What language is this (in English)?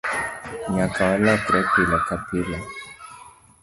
Luo (Kenya and Tanzania)